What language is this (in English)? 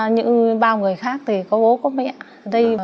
Vietnamese